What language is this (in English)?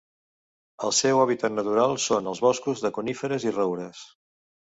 Catalan